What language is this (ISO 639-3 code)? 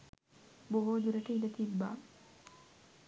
sin